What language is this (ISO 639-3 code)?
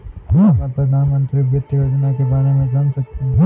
hin